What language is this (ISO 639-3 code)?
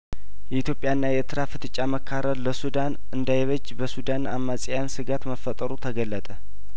amh